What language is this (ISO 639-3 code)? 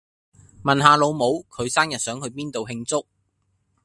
yue